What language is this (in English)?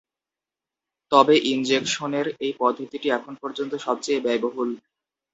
Bangla